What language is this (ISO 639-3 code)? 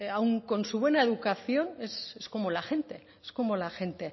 spa